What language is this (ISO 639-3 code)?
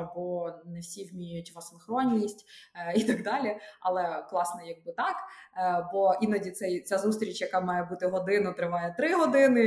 ukr